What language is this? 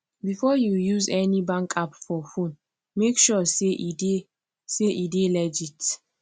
Nigerian Pidgin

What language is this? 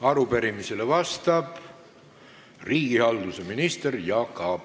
Estonian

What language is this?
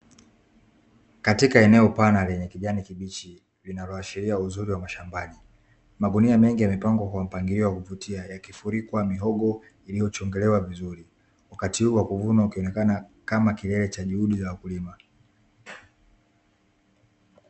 Swahili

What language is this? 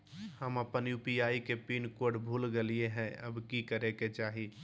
Magahi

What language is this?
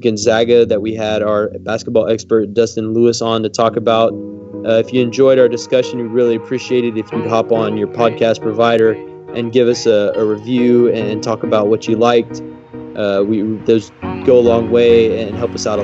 English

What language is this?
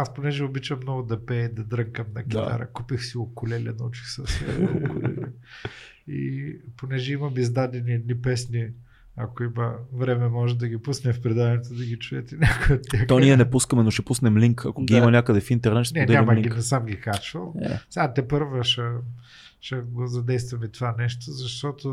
Bulgarian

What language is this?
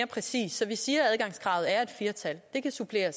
Danish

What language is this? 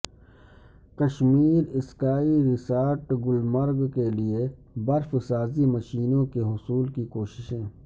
Urdu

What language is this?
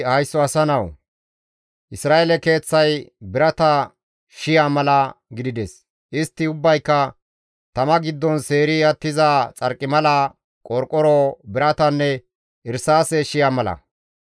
Gamo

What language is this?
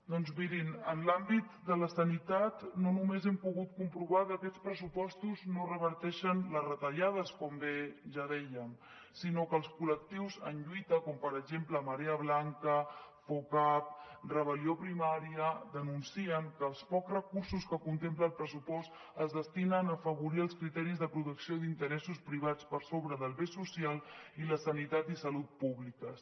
Catalan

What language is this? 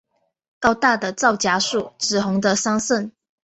Chinese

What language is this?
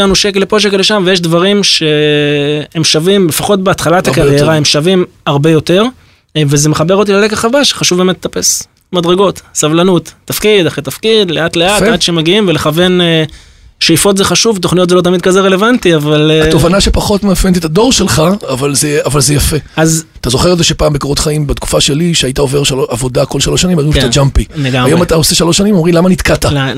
Hebrew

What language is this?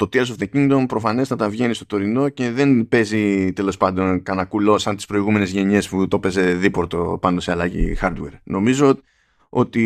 Greek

